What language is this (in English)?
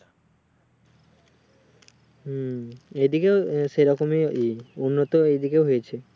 Bangla